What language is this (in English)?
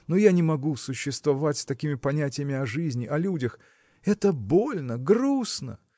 Russian